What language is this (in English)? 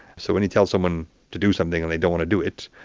English